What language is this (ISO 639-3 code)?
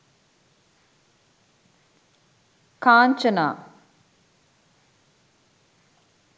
sin